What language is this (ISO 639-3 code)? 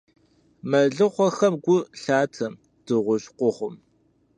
kbd